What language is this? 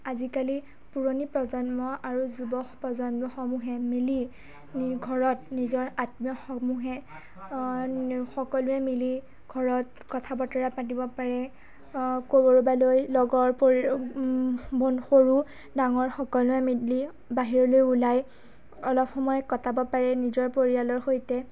Assamese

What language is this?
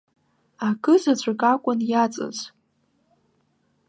Abkhazian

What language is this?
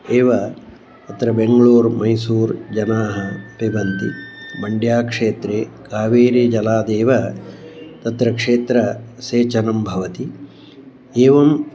Sanskrit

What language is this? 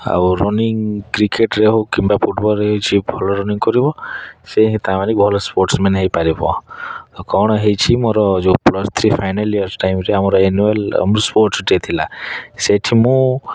Odia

